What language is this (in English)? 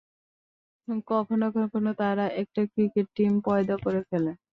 Bangla